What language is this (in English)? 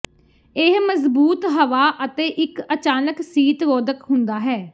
Punjabi